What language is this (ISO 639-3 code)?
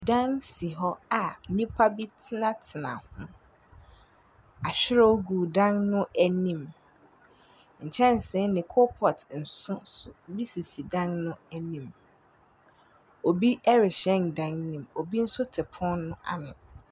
aka